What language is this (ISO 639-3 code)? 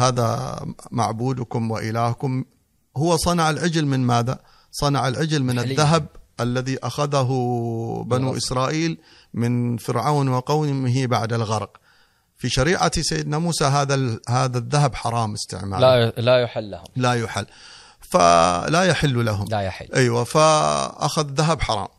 ara